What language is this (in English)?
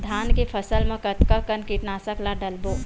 Chhattisgarhi